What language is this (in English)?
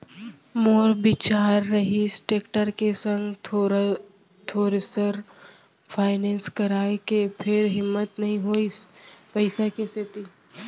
Chhattisgarhi